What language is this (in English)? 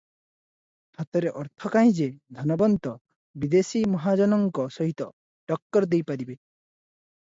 Odia